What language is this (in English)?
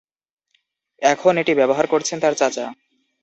Bangla